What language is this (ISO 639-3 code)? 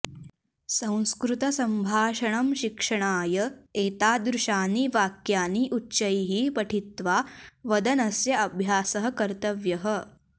san